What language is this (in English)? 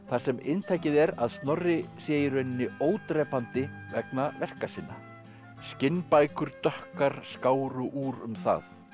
Icelandic